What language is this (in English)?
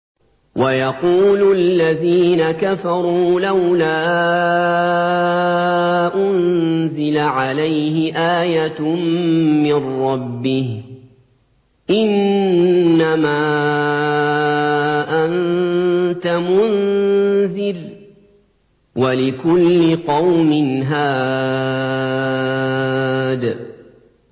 Arabic